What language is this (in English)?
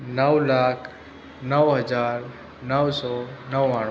Gujarati